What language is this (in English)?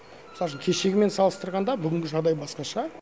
Kazakh